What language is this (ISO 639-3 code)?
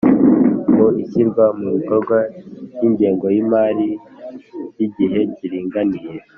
kin